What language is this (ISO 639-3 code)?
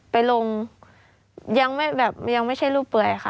tha